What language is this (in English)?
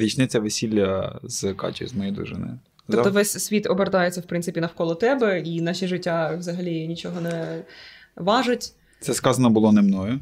Ukrainian